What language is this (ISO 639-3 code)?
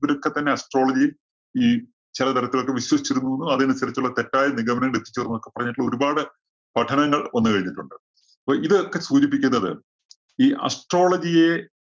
mal